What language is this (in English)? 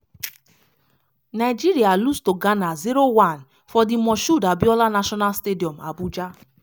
Nigerian Pidgin